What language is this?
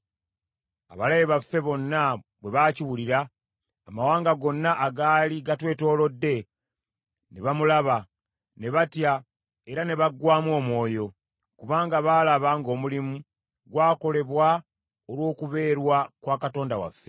Ganda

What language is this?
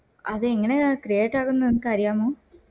Malayalam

